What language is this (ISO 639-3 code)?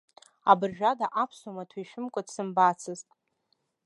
abk